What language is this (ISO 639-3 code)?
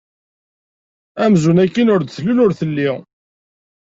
kab